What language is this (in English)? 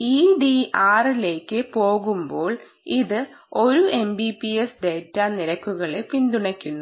Malayalam